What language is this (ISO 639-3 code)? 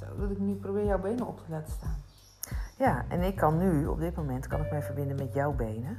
nld